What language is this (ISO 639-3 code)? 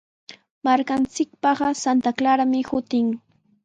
qws